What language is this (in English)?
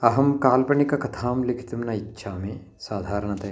Sanskrit